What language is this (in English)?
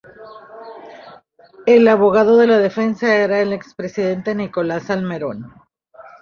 Spanish